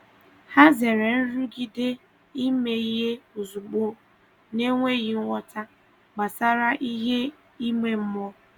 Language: Igbo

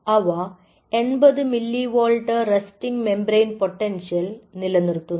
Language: Malayalam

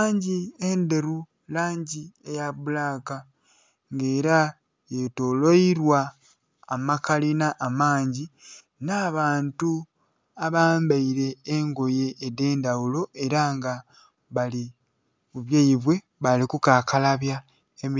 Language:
Soga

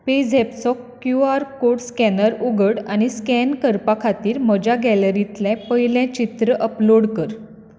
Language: Konkani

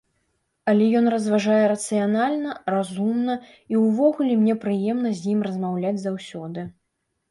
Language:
Belarusian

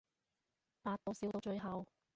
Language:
Cantonese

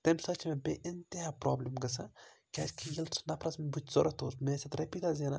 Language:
Kashmiri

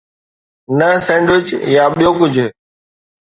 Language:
Sindhi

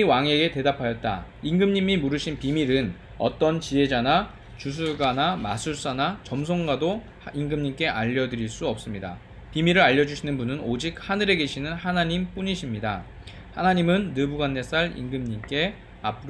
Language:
Korean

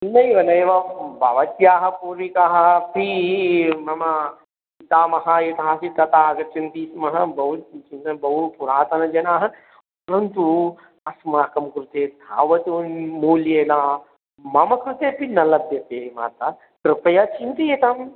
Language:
Sanskrit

